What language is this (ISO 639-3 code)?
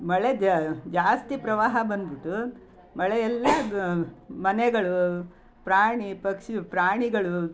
kan